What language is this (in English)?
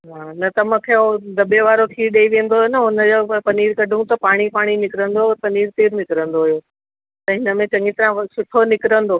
Sindhi